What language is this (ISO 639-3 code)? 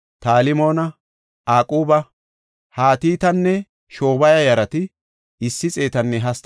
gof